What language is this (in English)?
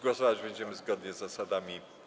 Polish